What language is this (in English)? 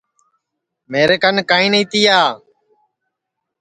Sansi